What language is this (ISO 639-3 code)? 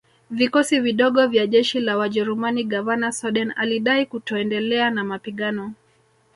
swa